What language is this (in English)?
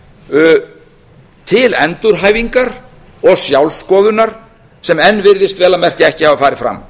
Icelandic